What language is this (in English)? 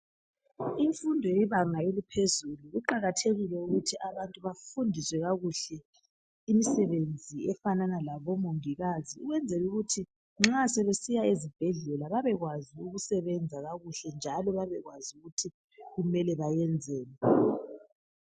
North Ndebele